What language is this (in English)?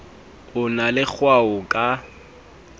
Southern Sotho